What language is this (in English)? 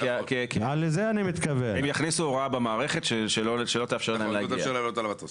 Hebrew